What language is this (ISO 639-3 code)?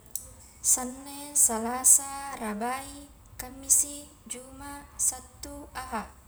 kjk